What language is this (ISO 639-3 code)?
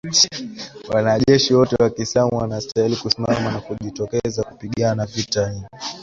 swa